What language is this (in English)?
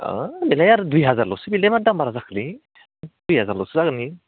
Bodo